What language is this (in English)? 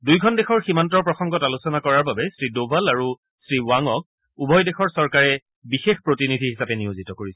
Assamese